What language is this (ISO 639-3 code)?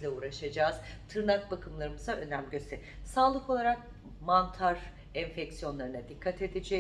tur